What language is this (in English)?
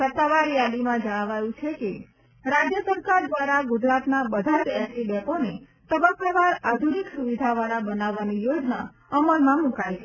Gujarati